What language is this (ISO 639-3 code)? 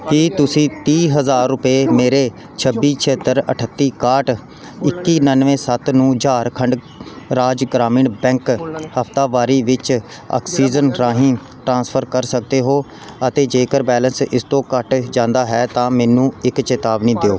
pan